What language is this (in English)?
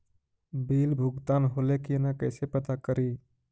Magahi